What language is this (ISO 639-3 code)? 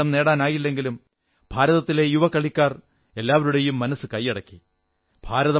mal